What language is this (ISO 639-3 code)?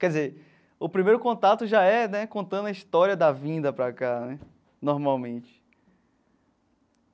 por